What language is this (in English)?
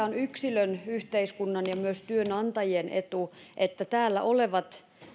Finnish